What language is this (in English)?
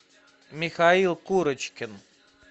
Russian